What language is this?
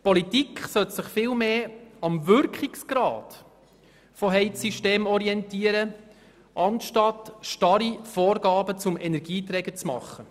Swiss German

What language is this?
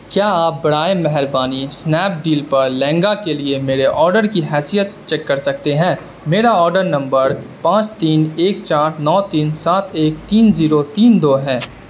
Urdu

